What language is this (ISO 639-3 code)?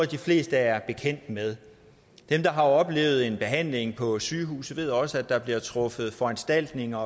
dan